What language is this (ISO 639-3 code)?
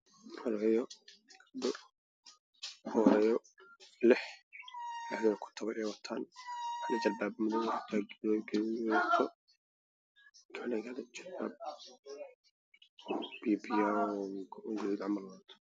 som